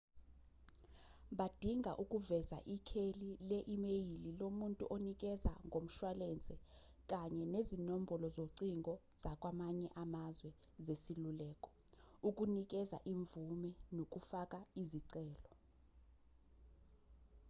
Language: Zulu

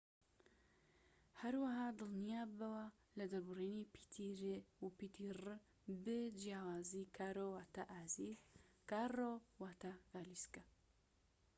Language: Central Kurdish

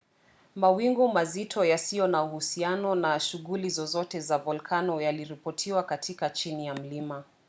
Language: Swahili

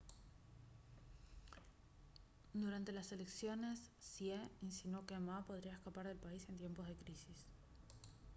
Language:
Spanish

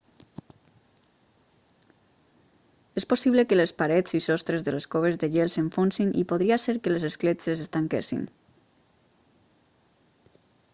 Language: Catalan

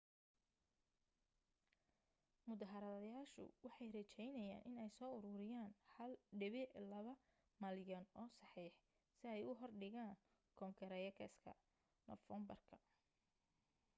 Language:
Somali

